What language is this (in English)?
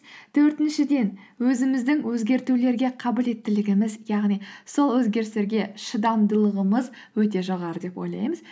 Kazakh